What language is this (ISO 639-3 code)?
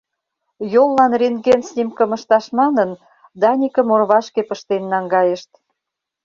chm